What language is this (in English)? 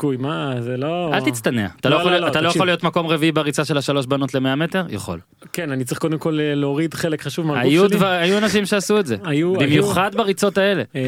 Hebrew